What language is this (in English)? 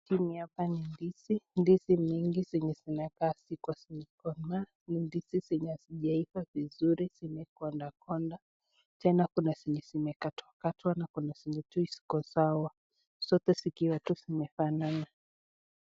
Swahili